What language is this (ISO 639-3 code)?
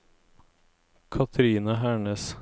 nor